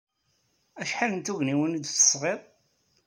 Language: Kabyle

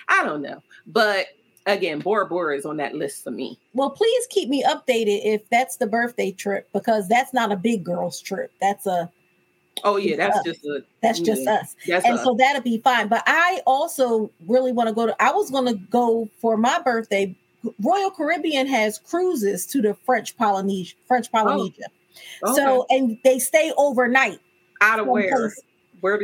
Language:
English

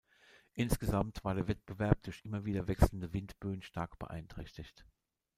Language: German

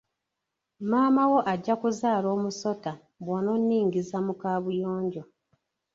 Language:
Ganda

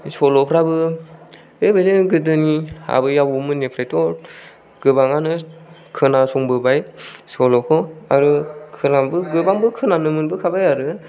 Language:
Bodo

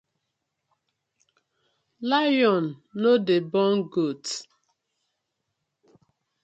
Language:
Nigerian Pidgin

